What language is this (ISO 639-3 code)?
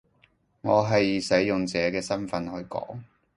yue